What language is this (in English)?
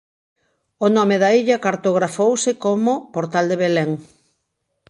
Galician